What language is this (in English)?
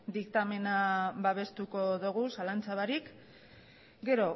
Basque